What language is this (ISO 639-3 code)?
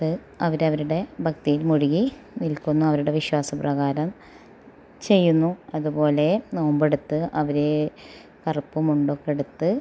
mal